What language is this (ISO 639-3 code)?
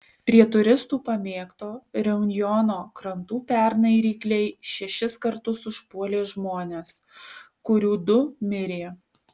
lit